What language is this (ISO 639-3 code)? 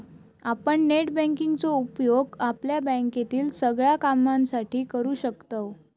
mar